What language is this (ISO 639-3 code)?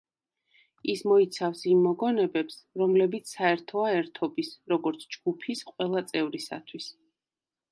kat